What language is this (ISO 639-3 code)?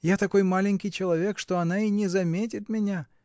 rus